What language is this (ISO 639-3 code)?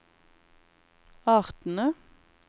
nor